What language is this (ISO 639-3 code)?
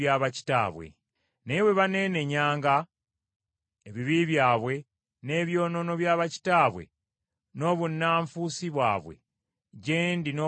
lug